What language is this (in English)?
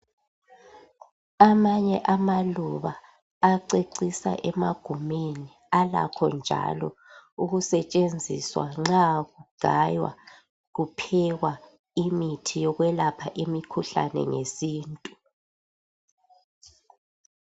North Ndebele